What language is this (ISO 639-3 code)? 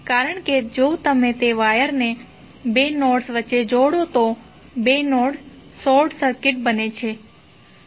guj